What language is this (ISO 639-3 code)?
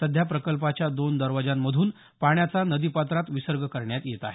mar